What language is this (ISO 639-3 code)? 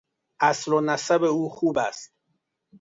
fas